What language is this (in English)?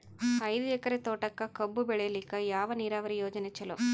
Kannada